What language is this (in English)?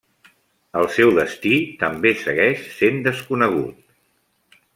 Catalan